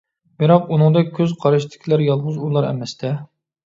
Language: Uyghur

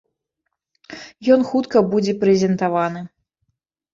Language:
Belarusian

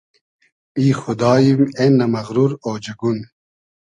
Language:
Hazaragi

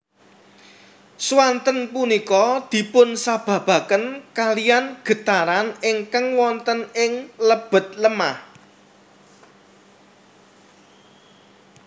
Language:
Javanese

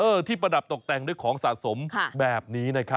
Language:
Thai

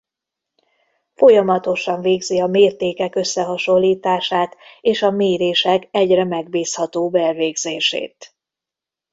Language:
Hungarian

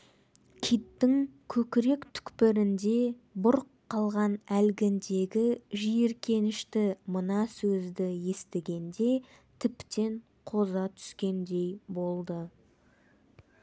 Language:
Kazakh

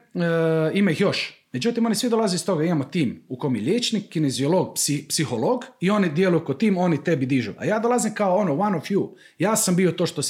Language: Croatian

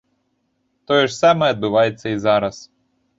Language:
Belarusian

